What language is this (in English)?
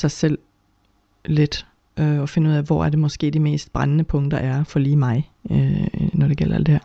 Danish